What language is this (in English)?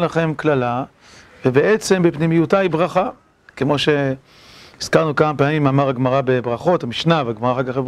Hebrew